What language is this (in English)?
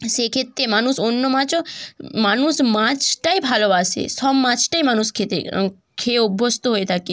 Bangla